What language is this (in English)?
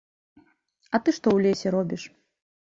Belarusian